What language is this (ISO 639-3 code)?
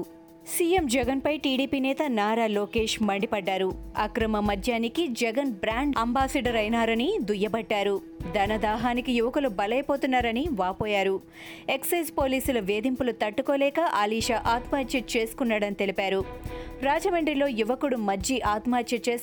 tel